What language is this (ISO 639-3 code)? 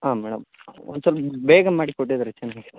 kan